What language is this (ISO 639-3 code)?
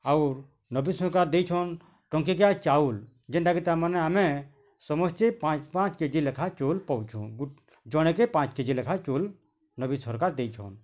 ori